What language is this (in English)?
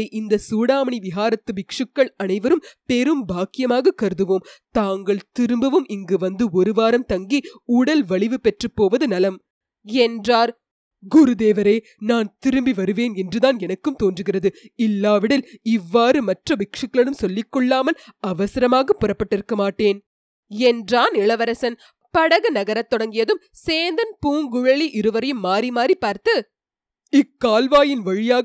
Tamil